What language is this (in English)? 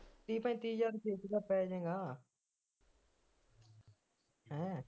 Punjabi